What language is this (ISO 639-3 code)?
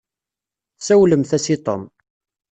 kab